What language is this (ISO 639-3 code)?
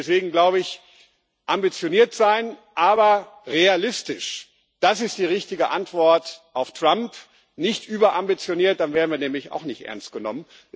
deu